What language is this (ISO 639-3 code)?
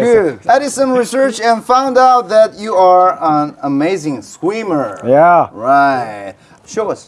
heb